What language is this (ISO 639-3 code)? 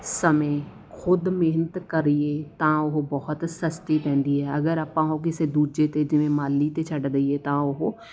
pan